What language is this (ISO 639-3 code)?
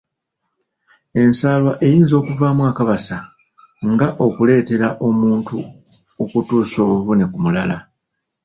lug